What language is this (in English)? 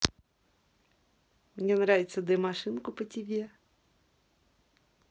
Russian